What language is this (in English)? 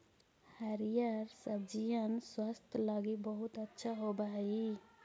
Magahi